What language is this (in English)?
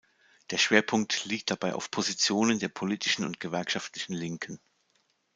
German